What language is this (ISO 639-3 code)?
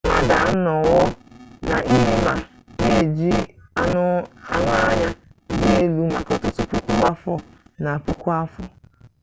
ibo